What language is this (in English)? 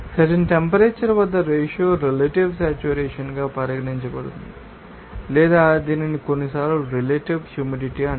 Telugu